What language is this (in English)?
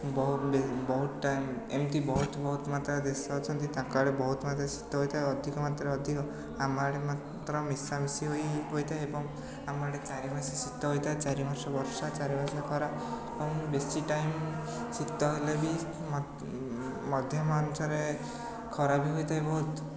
Odia